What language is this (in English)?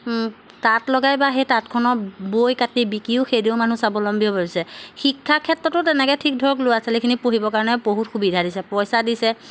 Assamese